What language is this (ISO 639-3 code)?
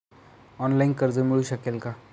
mar